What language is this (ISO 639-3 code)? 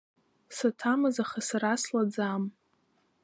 abk